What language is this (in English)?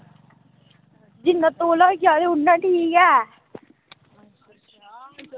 Dogri